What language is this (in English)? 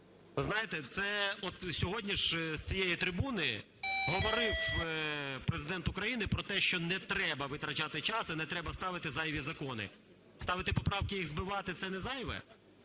Ukrainian